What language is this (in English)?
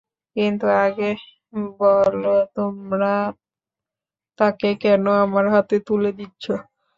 Bangla